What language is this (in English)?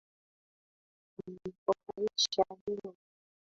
Swahili